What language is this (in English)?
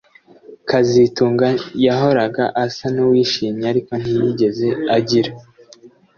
Kinyarwanda